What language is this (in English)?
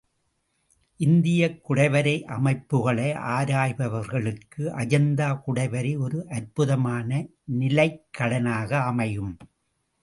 Tamil